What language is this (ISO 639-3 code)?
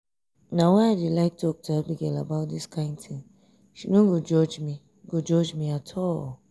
pcm